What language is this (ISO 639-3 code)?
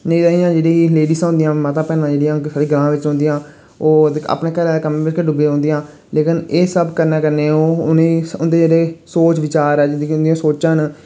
doi